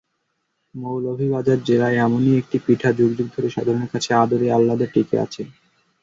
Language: Bangla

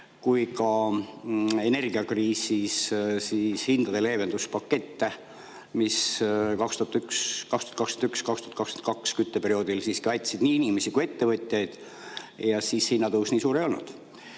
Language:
Estonian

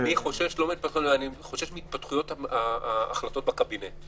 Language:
Hebrew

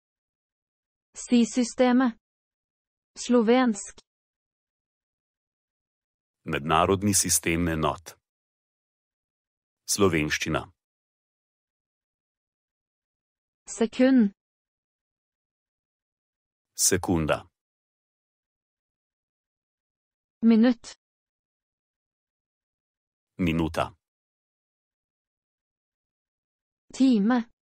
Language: Norwegian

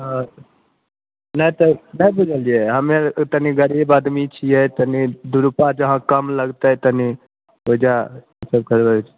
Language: Maithili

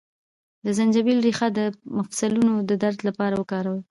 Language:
Pashto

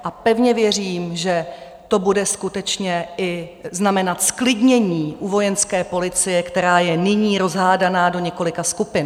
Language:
Czech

